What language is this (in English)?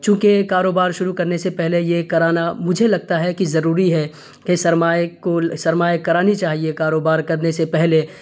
Urdu